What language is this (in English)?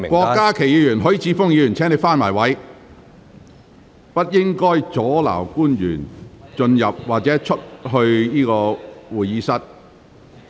Cantonese